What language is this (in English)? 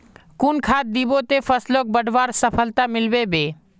Magahi